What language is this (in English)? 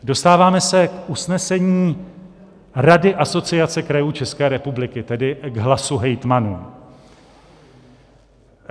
Czech